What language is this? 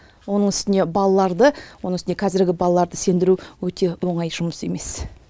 Kazakh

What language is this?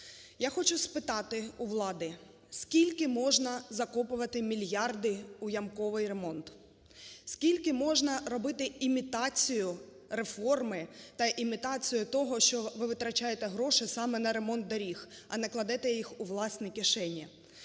Ukrainian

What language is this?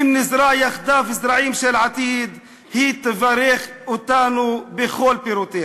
Hebrew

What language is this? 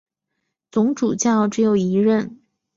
Chinese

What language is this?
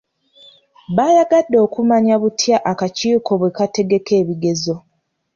Ganda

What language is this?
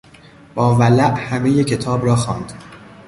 Persian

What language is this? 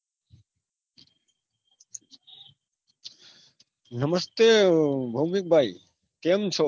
Gujarati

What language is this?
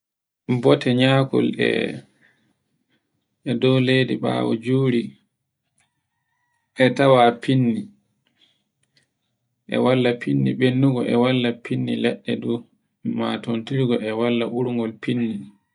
Borgu Fulfulde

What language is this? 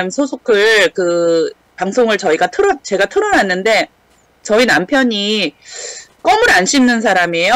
Korean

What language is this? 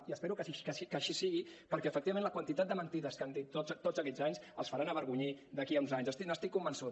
Catalan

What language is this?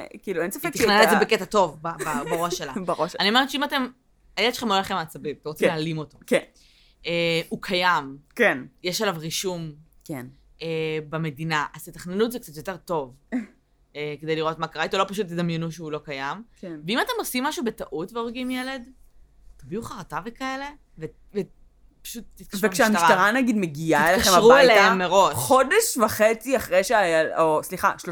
Hebrew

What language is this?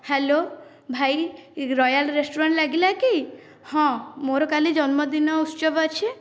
Odia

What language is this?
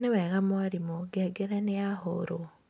Kikuyu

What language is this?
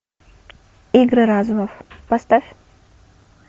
Russian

